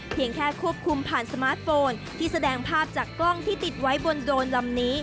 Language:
Thai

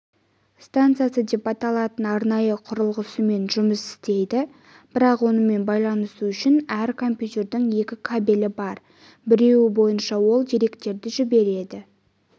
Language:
Kazakh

